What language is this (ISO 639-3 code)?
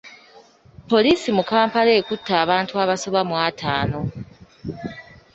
lug